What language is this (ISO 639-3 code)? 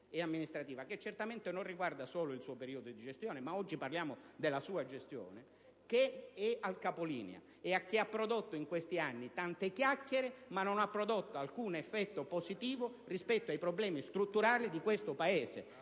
ita